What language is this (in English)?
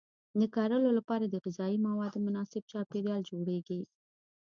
Pashto